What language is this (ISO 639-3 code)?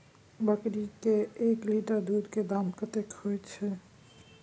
mai